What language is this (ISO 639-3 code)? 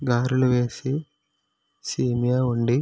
tel